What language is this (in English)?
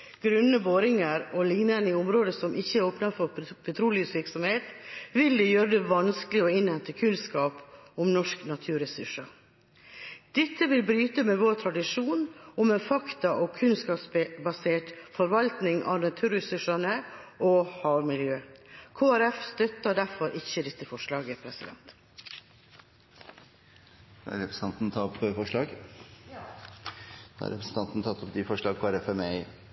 Norwegian